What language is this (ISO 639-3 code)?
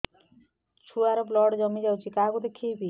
ori